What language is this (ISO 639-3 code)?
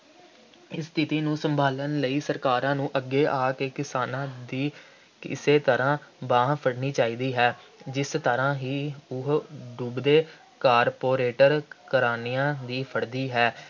pan